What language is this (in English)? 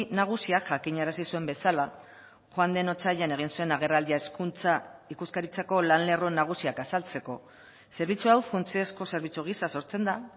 Basque